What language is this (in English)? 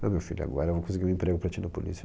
Portuguese